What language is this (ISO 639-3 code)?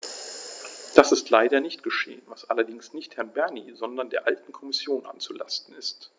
deu